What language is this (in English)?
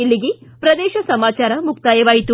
Kannada